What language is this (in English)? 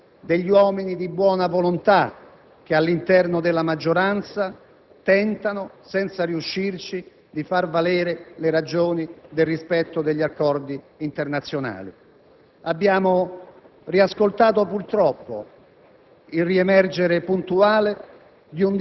Italian